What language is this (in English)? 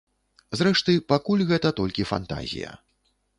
Belarusian